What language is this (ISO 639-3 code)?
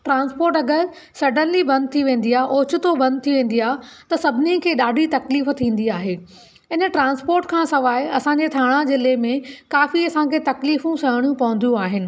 snd